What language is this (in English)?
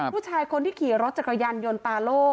Thai